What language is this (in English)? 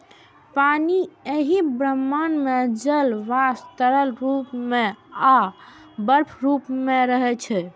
Maithili